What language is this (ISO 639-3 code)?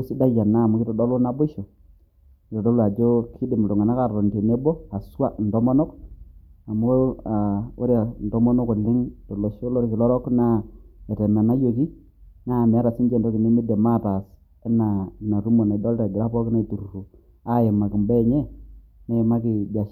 mas